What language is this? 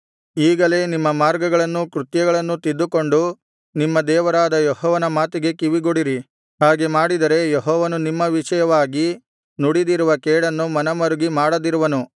Kannada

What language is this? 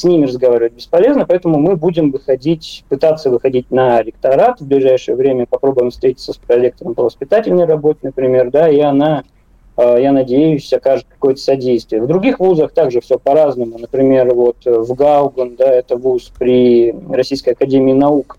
Russian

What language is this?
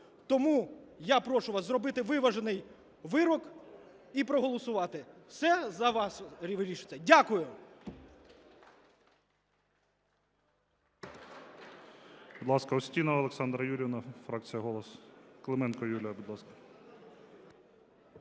Ukrainian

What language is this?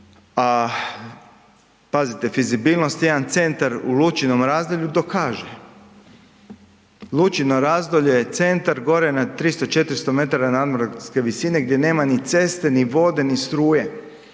Croatian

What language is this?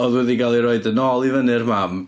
Welsh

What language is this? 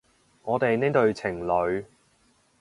Cantonese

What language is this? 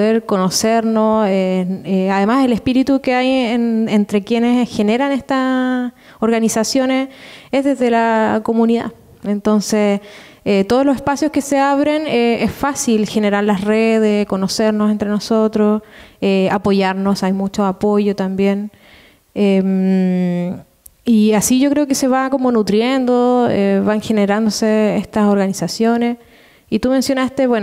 Spanish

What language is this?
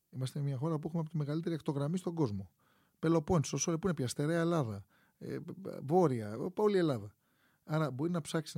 Greek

